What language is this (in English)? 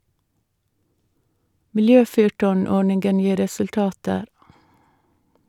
Norwegian